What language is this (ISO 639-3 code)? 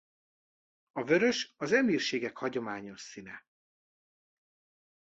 hun